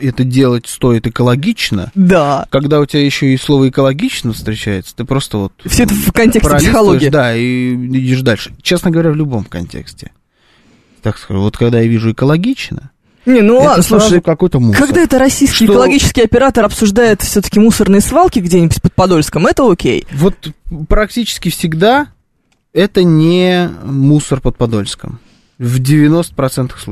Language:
Russian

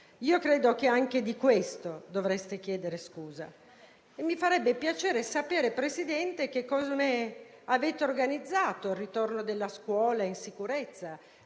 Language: Italian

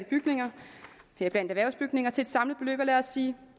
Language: Danish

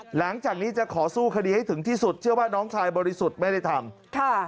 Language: Thai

